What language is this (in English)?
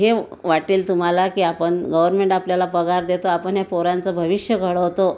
Marathi